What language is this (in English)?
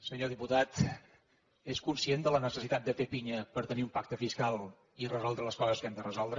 Catalan